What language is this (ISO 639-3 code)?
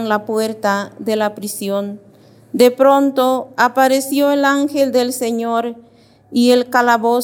spa